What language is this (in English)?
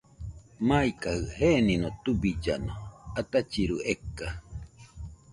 Nüpode Huitoto